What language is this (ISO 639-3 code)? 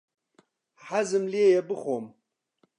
ckb